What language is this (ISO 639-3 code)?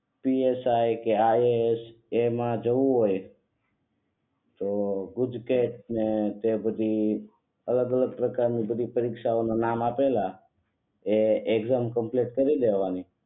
guj